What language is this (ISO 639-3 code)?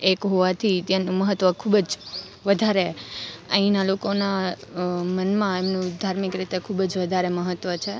guj